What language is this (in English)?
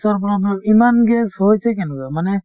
Assamese